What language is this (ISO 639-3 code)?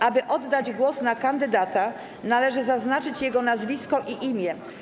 pol